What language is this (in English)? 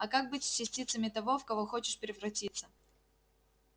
Russian